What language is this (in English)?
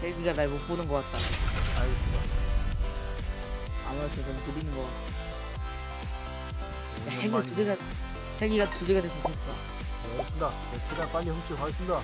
Korean